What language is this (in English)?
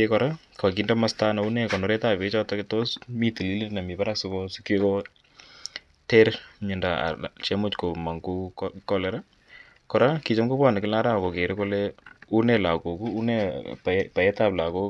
Kalenjin